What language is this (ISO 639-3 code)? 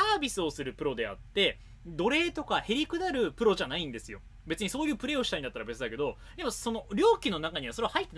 jpn